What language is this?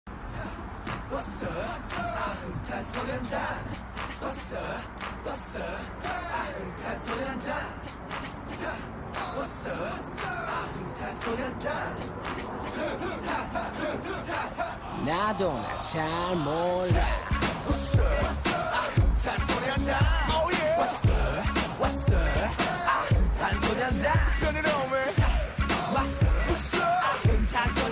Arabic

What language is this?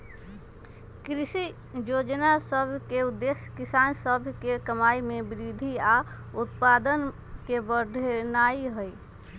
Magahi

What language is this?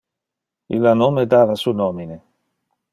Interlingua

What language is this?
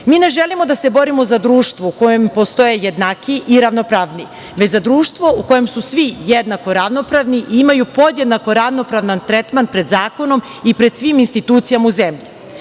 Serbian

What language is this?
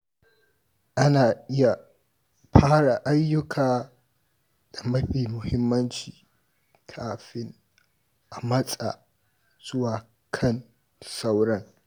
Hausa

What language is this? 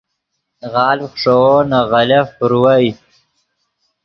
Yidgha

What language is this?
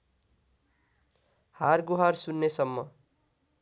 Nepali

